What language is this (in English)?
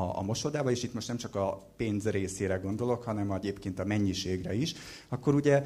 Hungarian